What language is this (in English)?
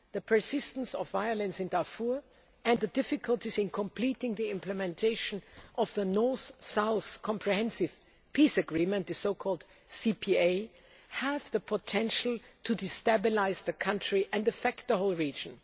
English